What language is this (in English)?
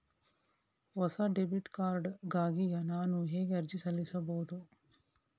Kannada